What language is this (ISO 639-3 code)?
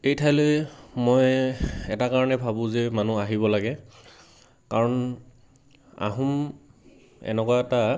asm